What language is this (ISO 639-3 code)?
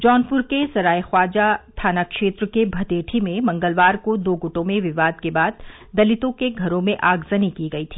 hin